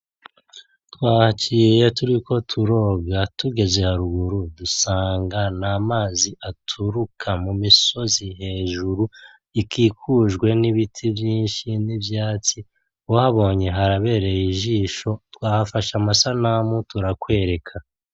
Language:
Rundi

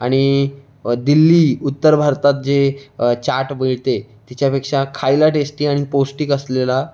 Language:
Marathi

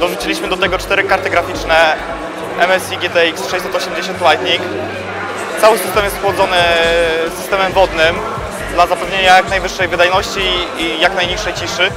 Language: Polish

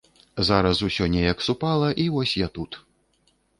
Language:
Belarusian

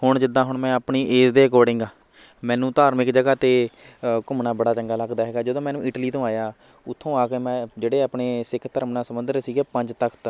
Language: Punjabi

